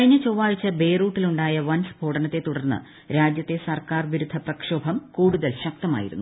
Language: Malayalam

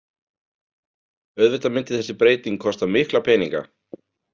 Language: Icelandic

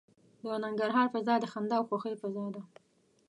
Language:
Pashto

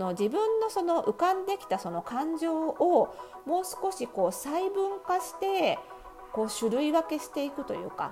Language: Japanese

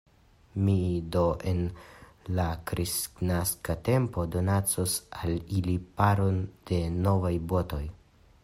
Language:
Esperanto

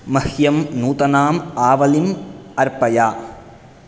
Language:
Sanskrit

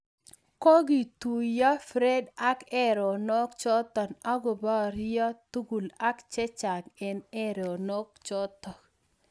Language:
Kalenjin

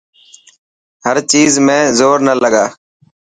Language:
Dhatki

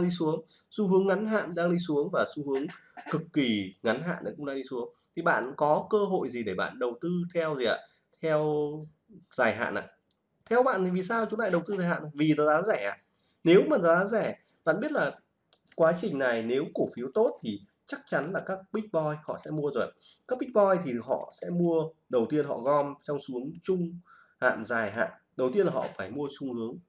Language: Vietnamese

